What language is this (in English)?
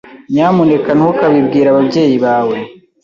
Kinyarwanda